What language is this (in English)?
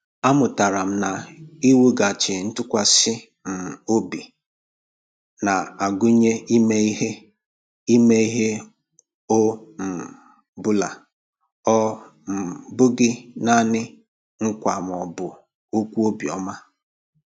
Igbo